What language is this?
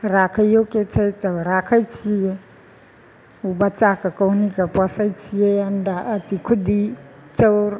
Maithili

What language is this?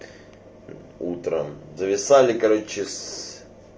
Russian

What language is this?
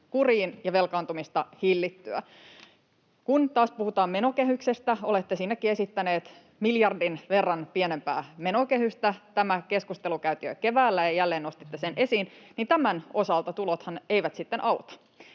Finnish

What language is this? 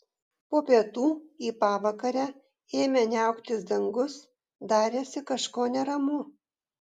Lithuanian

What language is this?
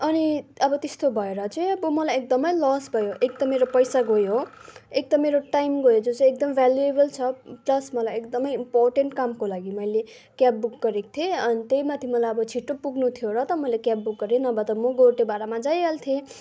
Nepali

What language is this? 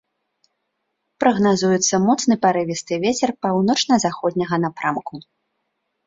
Belarusian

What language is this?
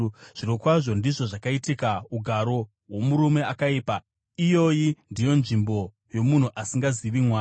Shona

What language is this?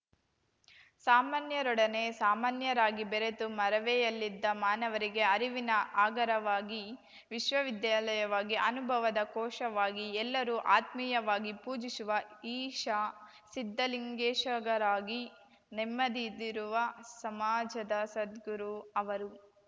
Kannada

